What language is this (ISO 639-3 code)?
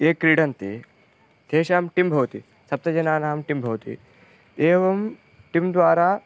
san